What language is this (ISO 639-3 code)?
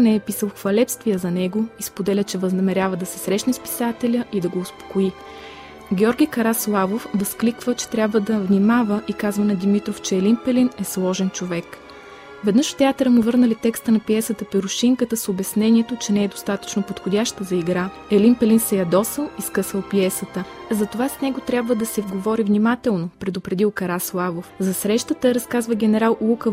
bul